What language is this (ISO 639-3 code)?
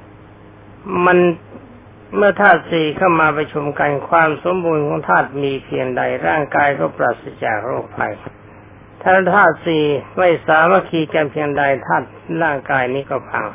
tha